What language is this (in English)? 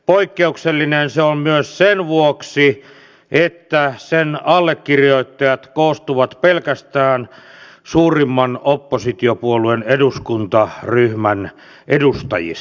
Finnish